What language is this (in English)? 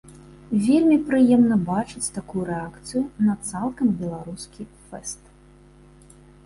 Belarusian